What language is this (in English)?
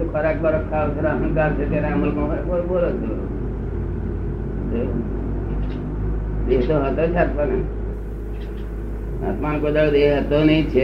Gujarati